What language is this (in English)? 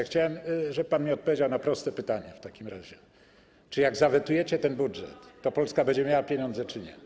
Polish